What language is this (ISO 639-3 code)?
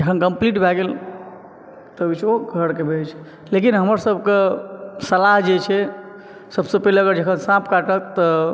mai